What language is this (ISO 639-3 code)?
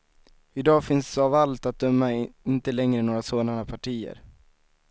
swe